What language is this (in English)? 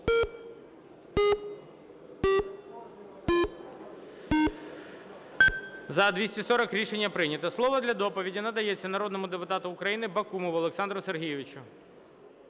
Ukrainian